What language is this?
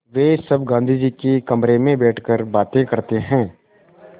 Hindi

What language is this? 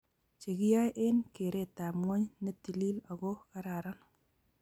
Kalenjin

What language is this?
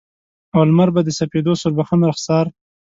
Pashto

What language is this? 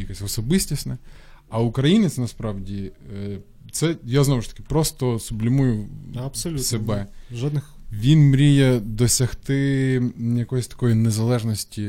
Ukrainian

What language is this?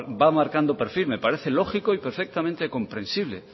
Spanish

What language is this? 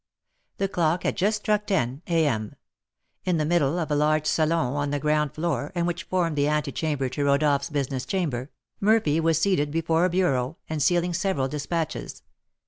English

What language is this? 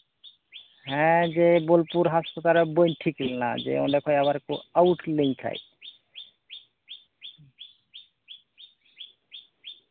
Santali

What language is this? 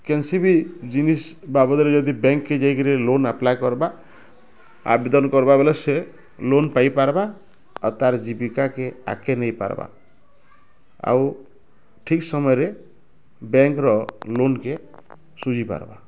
Odia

